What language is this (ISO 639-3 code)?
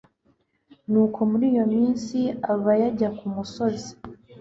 kin